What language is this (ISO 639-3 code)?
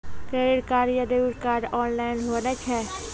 mai